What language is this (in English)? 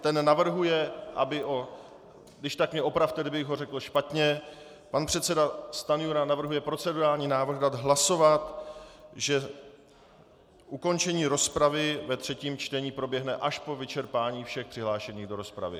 Czech